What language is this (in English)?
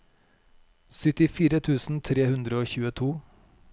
Norwegian